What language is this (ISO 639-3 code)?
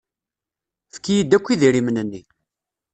kab